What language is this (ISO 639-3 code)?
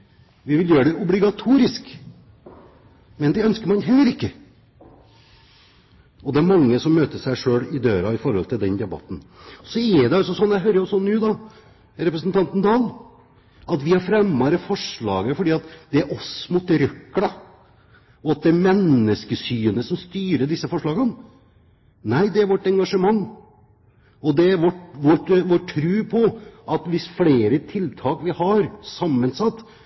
nob